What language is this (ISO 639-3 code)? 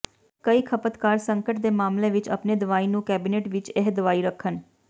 pan